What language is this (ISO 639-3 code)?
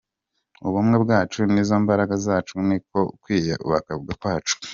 kin